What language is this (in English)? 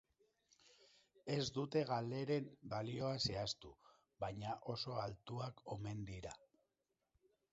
Basque